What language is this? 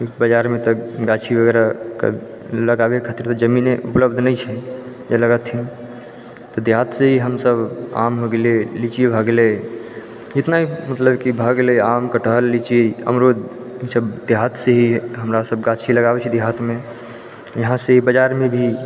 Maithili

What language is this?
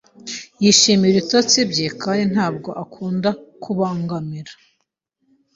Kinyarwanda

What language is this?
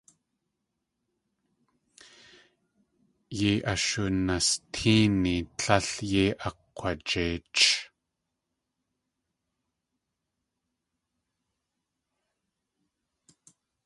Tlingit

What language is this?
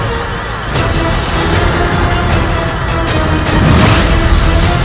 Indonesian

